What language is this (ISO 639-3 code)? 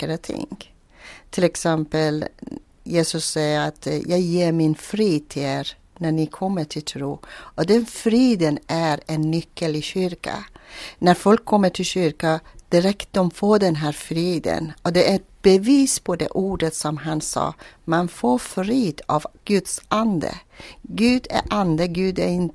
swe